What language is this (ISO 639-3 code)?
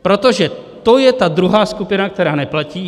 ces